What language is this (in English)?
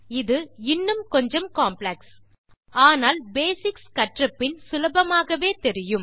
Tamil